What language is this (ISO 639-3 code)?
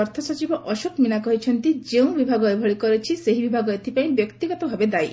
ori